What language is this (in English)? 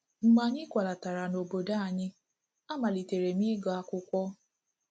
Igbo